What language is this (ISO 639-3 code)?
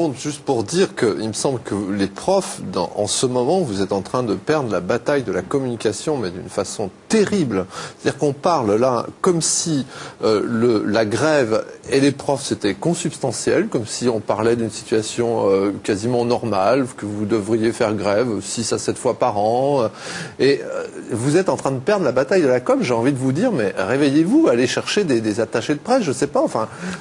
fra